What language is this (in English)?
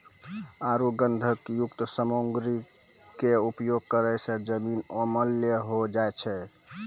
Maithili